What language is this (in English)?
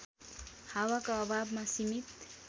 Nepali